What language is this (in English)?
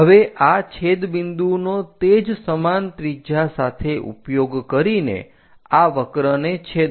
Gujarati